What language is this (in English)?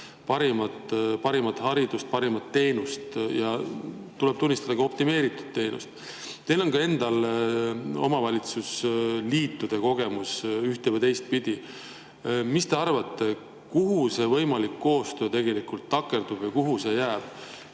Estonian